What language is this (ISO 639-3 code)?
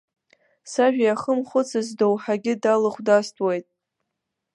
abk